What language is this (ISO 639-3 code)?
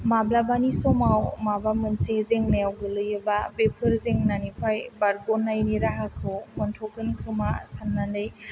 brx